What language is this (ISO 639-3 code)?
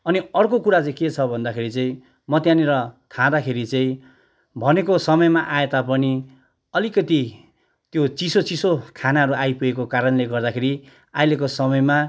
nep